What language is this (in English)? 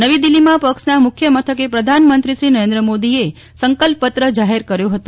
Gujarati